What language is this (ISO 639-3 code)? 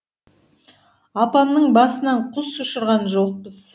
kaz